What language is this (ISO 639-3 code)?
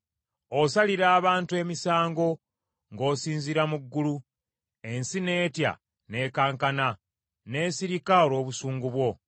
lug